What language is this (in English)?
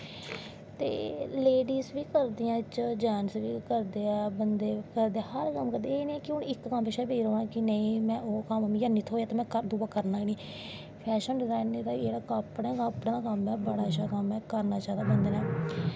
Dogri